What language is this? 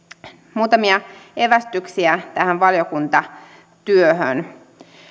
Finnish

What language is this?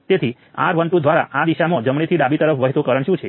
Gujarati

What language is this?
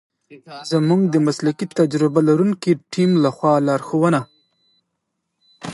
Pashto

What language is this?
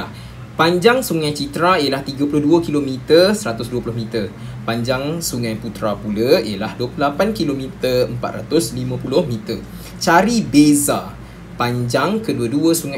Malay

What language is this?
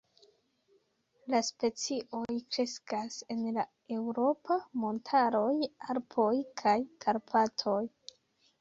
Esperanto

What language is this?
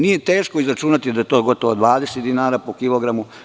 Serbian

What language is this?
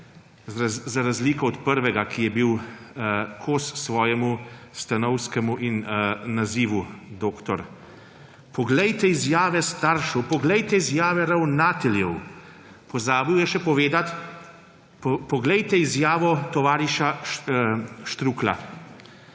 Slovenian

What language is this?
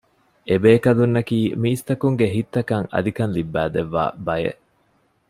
Divehi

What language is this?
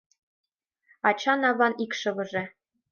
Mari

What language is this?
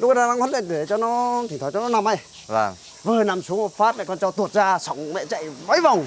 Vietnamese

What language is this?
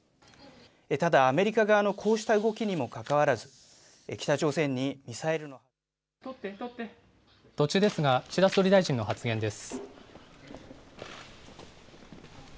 Japanese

